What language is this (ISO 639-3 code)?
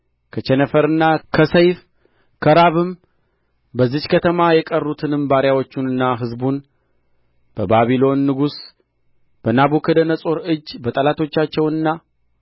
amh